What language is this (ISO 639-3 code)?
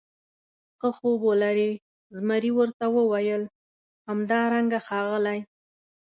pus